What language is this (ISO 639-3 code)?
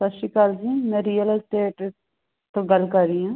pan